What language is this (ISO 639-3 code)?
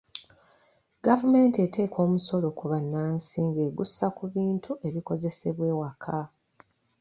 lug